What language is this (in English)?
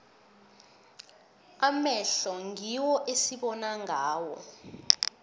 South Ndebele